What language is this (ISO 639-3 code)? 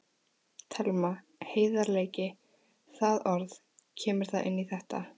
isl